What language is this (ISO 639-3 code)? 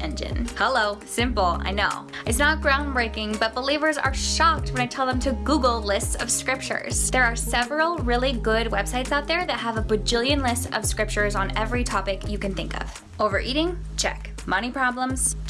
eng